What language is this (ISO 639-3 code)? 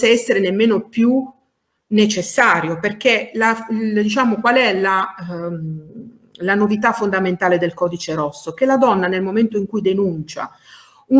ita